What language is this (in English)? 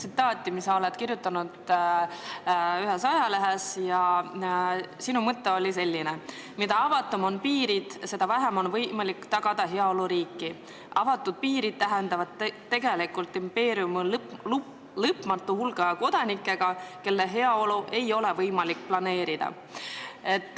Estonian